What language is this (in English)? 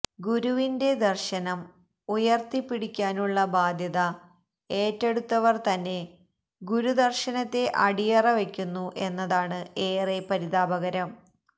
Malayalam